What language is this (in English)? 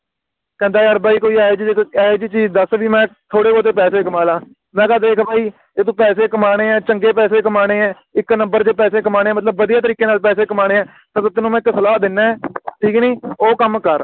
Punjabi